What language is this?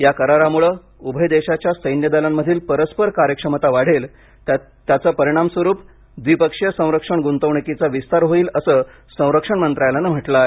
Marathi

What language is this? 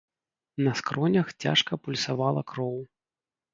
Belarusian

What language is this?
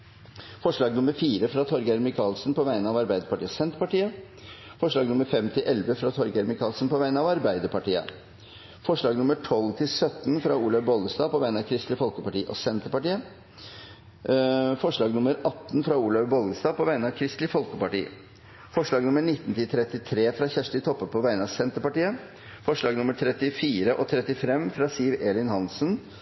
Norwegian Bokmål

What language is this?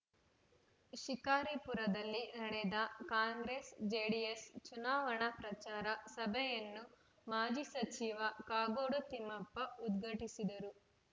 Kannada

